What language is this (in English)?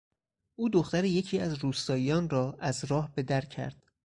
Persian